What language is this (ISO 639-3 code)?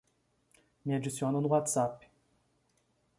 por